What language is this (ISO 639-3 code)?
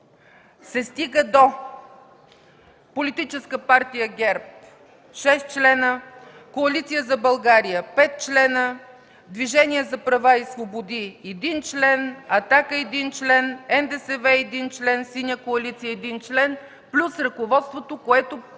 bul